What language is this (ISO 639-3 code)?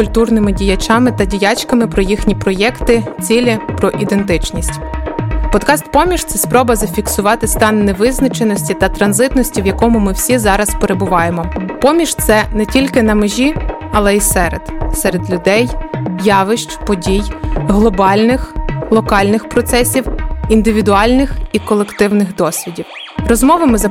ukr